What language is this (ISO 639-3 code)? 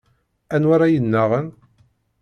kab